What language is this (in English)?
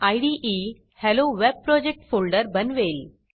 Marathi